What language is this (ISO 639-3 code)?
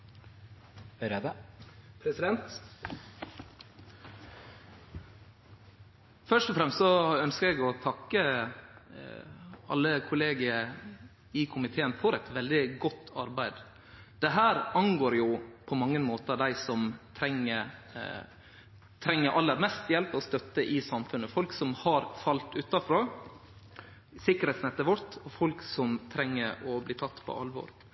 nno